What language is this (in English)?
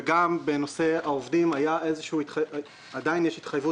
Hebrew